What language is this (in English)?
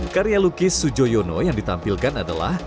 Indonesian